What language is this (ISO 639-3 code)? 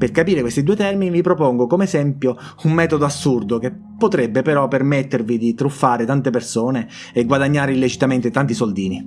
ita